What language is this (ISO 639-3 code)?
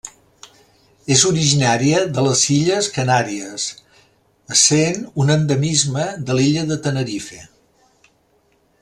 cat